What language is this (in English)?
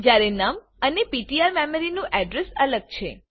Gujarati